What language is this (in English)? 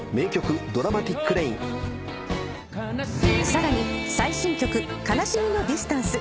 Japanese